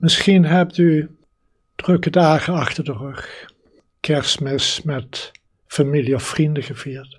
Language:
Dutch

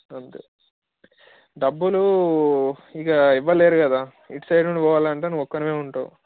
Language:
Telugu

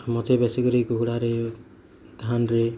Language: Odia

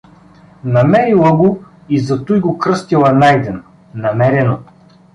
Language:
Bulgarian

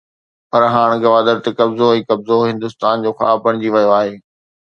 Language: Sindhi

